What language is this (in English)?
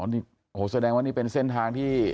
Thai